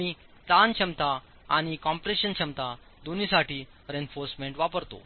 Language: Marathi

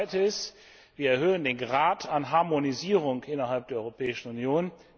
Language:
German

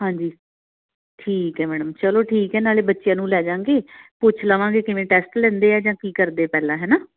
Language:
Punjabi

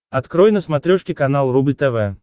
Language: Russian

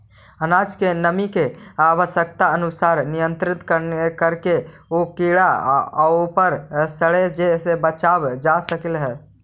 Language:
Magahi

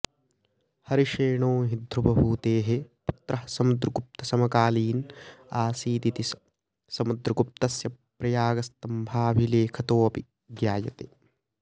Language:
Sanskrit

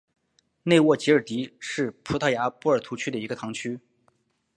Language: Chinese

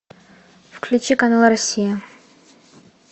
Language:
Russian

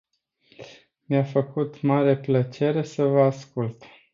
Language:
Romanian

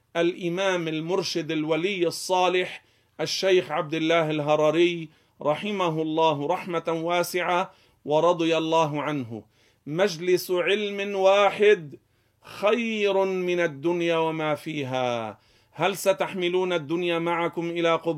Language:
Arabic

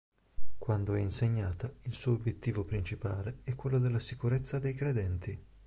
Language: Italian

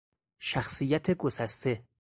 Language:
Persian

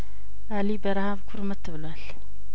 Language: Amharic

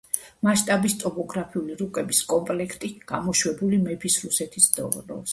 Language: Georgian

